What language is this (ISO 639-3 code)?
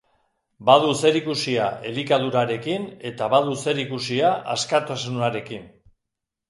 eus